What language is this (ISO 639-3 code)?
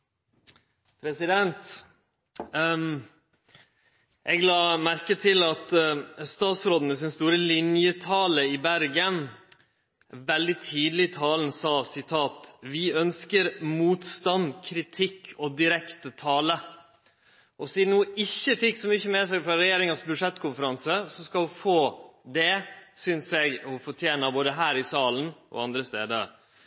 nor